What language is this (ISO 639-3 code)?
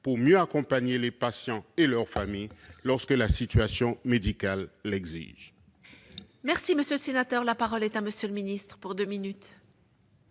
fra